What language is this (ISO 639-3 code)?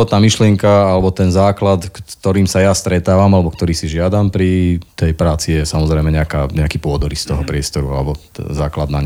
slk